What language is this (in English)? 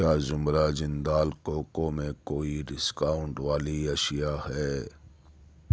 Urdu